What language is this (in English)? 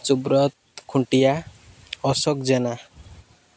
Odia